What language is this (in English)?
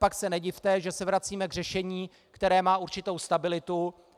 Czech